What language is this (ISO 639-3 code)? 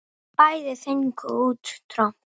isl